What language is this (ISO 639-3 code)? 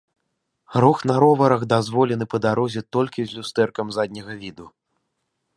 bel